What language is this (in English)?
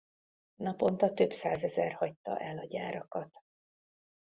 Hungarian